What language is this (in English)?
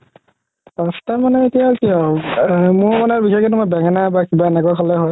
Assamese